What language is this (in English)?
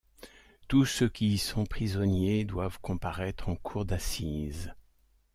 French